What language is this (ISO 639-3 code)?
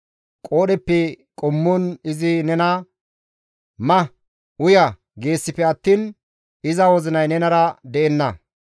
gmv